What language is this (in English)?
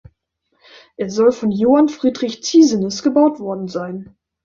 German